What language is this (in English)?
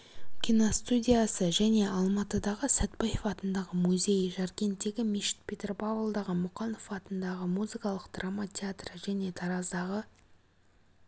Kazakh